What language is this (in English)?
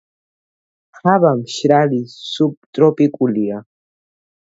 Georgian